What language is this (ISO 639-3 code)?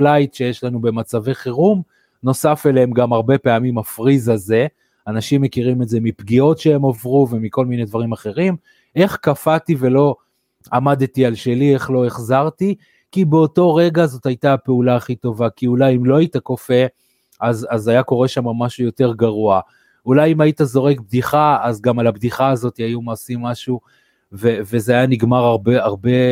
heb